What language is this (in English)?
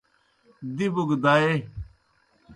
Kohistani Shina